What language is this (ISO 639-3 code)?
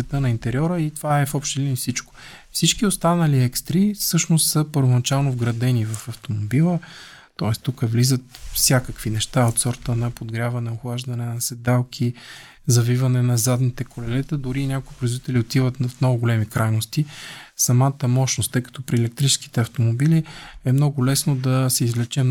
bul